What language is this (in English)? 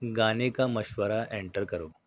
Urdu